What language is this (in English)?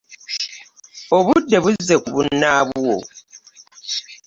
Ganda